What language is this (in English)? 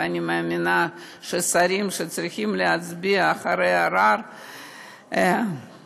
Hebrew